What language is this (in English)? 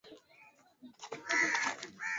Swahili